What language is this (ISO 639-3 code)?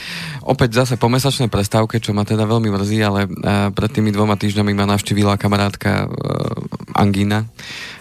slk